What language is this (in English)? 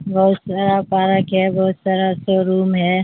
Urdu